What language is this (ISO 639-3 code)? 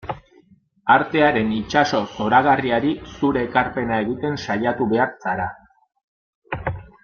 eus